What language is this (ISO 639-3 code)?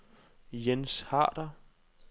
dan